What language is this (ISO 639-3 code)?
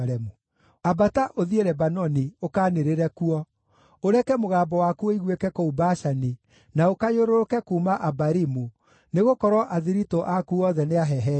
kik